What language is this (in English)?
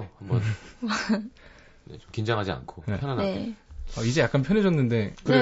Korean